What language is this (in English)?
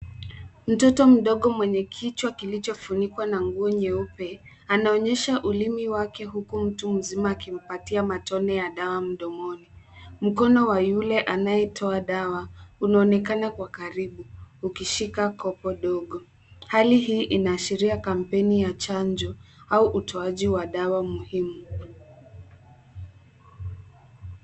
Swahili